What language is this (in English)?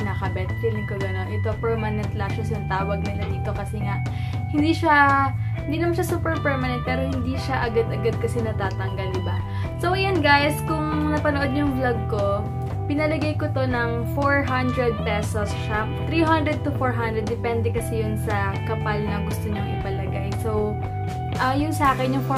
Filipino